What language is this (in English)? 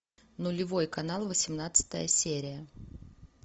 Russian